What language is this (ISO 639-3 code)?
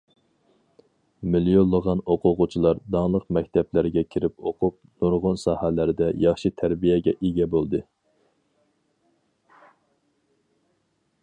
uig